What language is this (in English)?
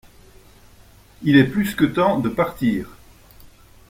French